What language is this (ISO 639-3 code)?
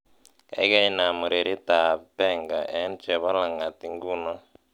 kln